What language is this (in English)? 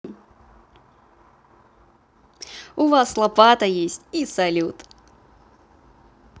Russian